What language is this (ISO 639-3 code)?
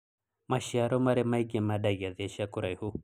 kik